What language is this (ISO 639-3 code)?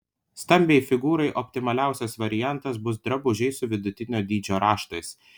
lit